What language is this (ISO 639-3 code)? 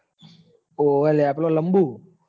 guj